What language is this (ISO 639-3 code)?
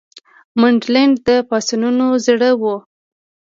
pus